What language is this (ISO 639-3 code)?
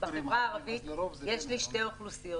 heb